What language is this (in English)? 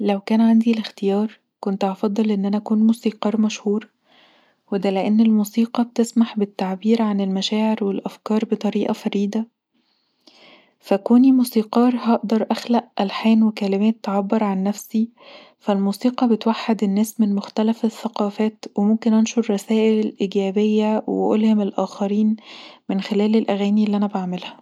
Egyptian Arabic